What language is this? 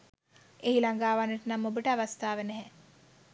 Sinhala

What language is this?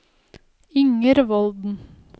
Norwegian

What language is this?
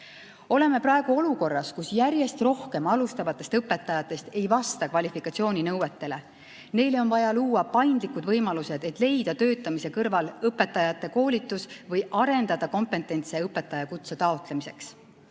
Estonian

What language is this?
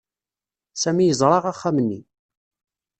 Kabyle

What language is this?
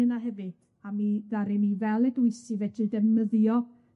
Welsh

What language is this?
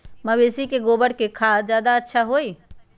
Magahi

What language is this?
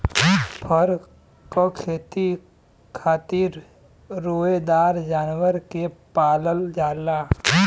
Bhojpuri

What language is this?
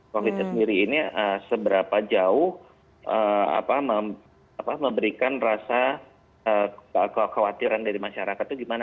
Indonesian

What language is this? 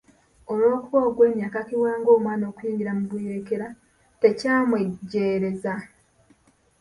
Ganda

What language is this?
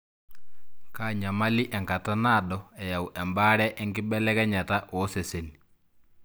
Masai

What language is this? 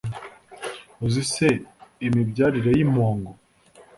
Kinyarwanda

